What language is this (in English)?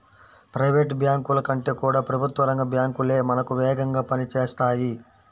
Telugu